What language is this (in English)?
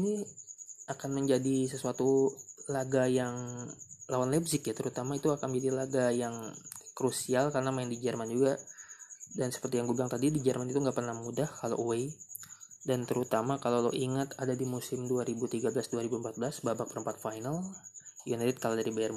Indonesian